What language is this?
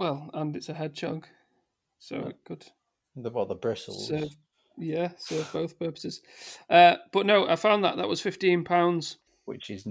English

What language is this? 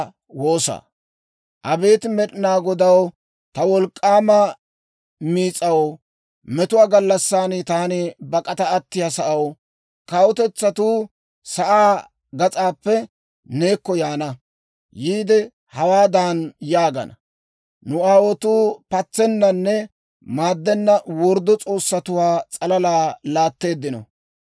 Dawro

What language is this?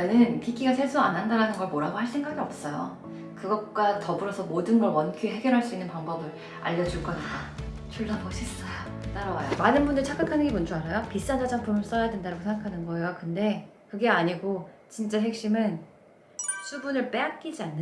Korean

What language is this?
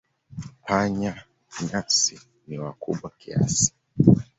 Swahili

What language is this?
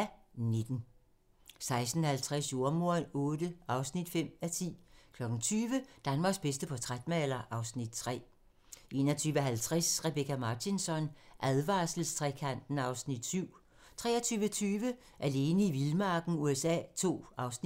Danish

